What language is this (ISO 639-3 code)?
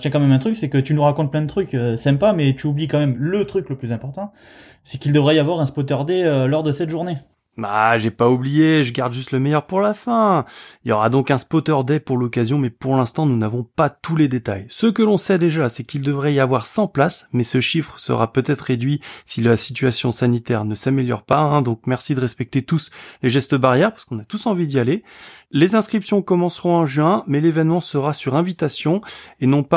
fra